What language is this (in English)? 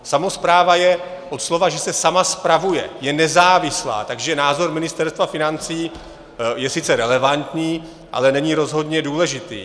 Czech